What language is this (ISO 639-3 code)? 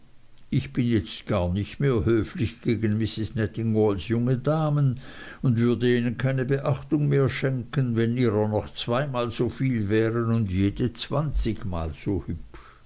deu